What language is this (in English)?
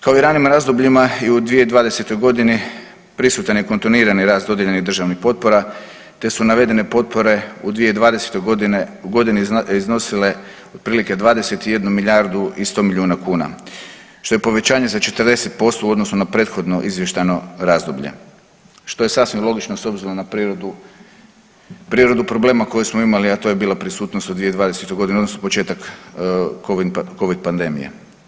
Croatian